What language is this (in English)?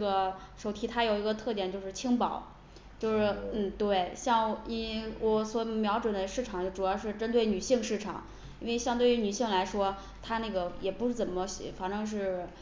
Chinese